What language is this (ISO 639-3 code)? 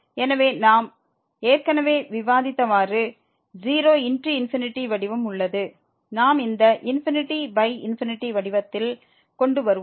tam